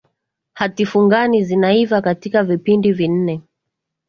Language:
Swahili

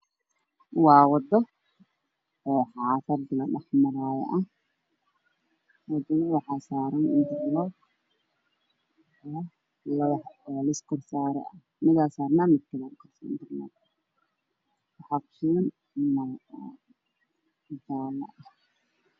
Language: Somali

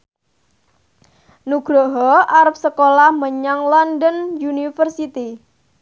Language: Javanese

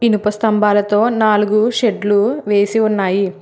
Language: Telugu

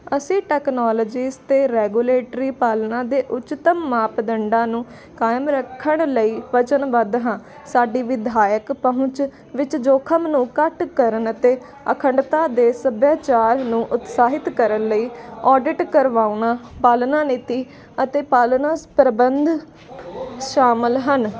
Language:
Punjabi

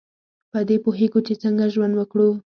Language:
Pashto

